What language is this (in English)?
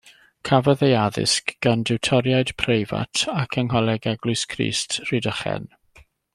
Welsh